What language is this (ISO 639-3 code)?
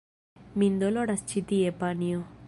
epo